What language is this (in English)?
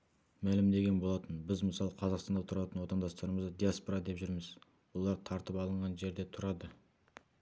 Kazakh